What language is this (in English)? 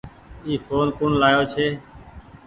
Goaria